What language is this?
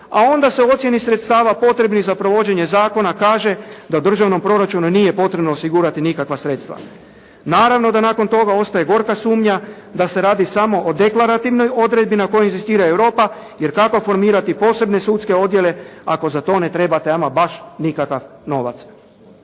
Croatian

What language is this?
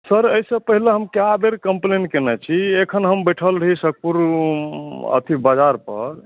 Maithili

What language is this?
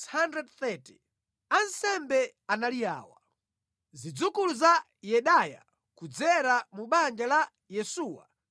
Nyanja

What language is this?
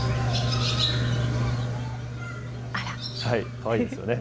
Japanese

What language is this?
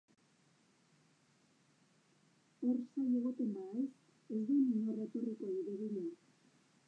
Basque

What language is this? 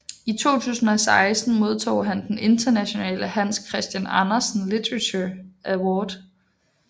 Danish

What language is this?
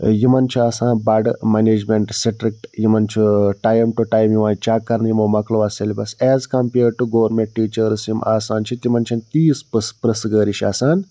Kashmiri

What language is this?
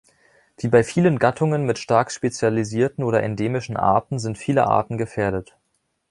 German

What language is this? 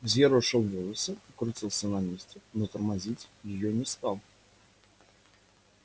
Russian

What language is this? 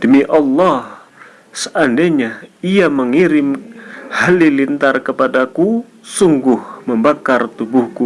Indonesian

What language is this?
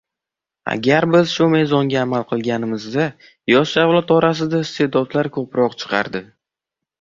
Uzbek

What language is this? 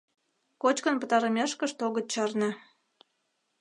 Mari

